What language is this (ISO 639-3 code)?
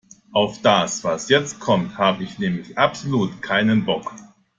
deu